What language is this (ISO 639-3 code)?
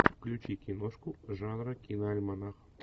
rus